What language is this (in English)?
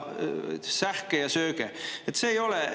Estonian